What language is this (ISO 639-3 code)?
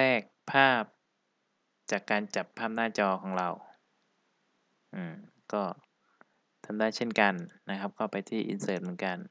tha